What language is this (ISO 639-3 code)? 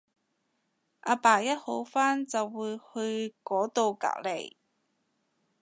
yue